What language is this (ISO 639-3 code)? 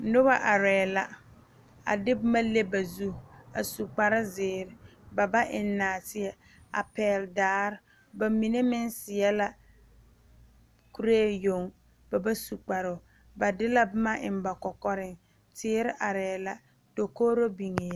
dga